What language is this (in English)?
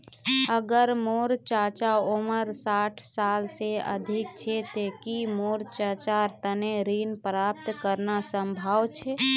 Magahi